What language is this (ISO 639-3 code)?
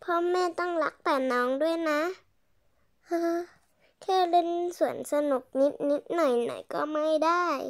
tha